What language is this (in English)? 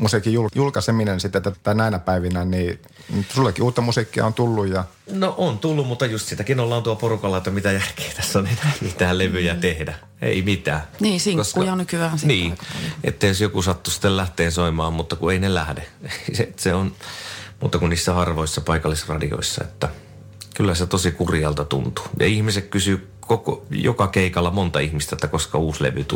Finnish